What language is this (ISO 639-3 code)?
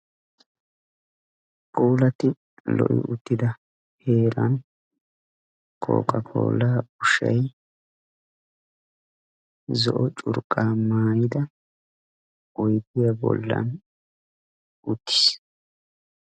wal